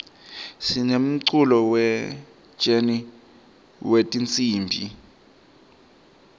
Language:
Swati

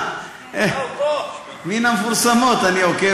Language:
Hebrew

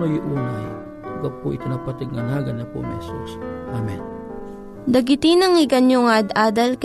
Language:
Filipino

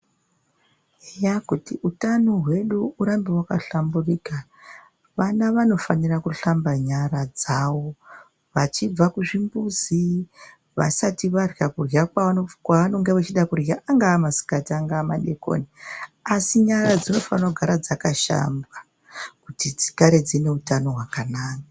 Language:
Ndau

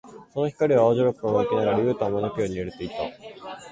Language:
Japanese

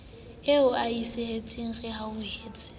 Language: Southern Sotho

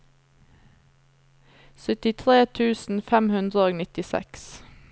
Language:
Norwegian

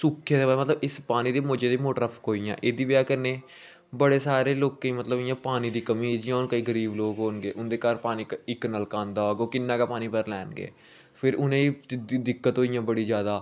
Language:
Dogri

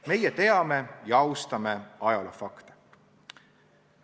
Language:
Estonian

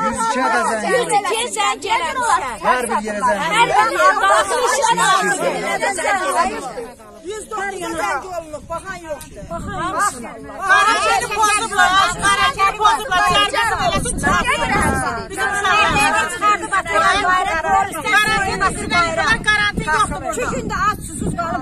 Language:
Turkish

